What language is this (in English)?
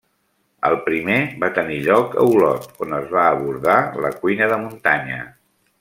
Catalan